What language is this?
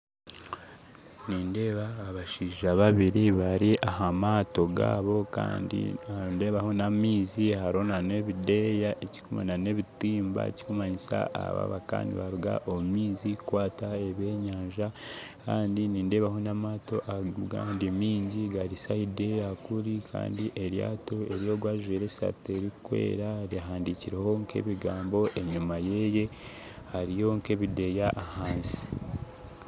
Nyankole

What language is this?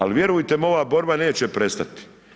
Croatian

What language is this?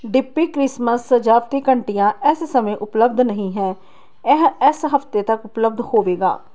Punjabi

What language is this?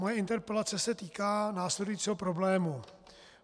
Czech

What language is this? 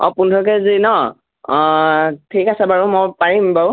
Assamese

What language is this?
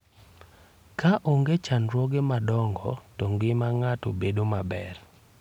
Luo (Kenya and Tanzania)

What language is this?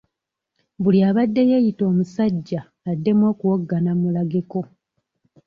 Ganda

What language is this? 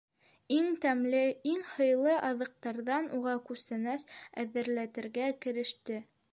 Bashkir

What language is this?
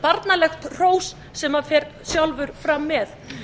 Icelandic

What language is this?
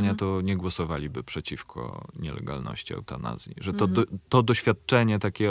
Polish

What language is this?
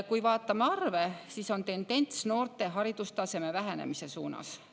Estonian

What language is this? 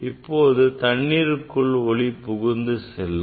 Tamil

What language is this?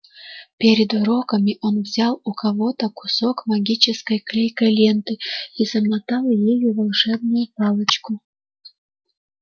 Russian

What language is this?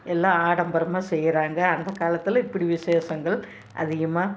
Tamil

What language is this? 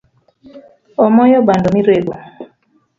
Luo (Kenya and Tanzania)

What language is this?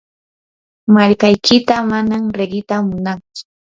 Yanahuanca Pasco Quechua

